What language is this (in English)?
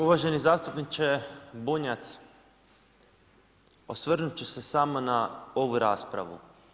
Croatian